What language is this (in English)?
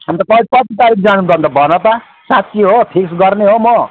Nepali